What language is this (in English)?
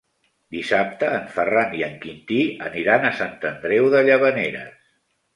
Catalan